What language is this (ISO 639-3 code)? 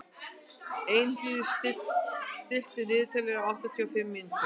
isl